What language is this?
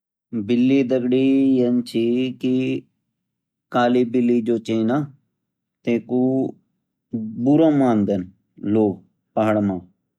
Garhwali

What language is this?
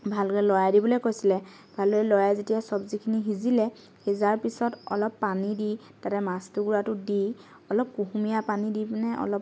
Assamese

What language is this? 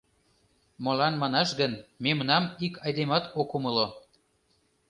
Mari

